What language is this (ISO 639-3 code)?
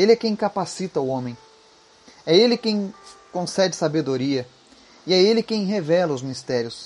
por